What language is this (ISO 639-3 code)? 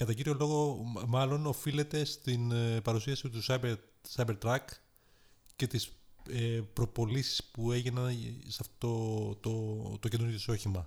ell